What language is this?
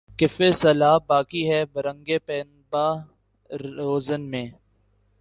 Urdu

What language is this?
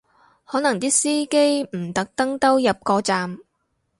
Cantonese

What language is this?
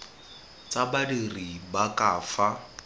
Tswana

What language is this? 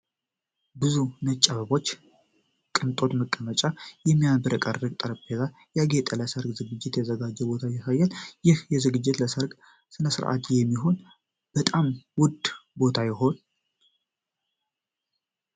Amharic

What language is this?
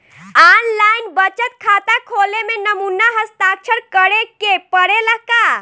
Bhojpuri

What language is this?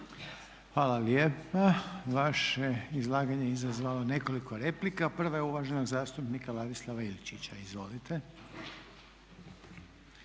Croatian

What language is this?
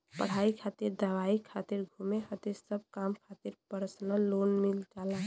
Bhojpuri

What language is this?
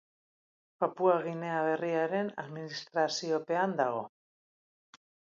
Basque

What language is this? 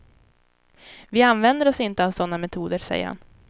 Swedish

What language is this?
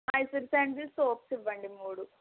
Telugu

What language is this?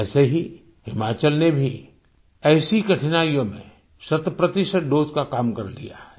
Hindi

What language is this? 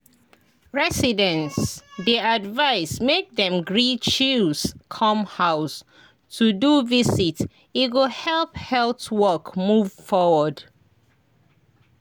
Nigerian Pidgin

